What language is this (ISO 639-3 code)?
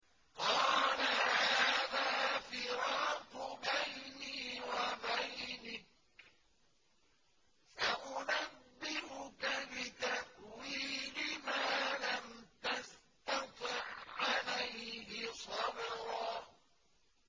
ara